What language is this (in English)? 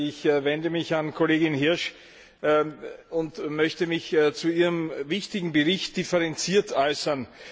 German